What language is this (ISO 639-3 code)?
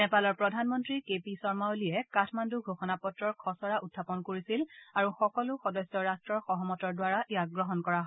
asm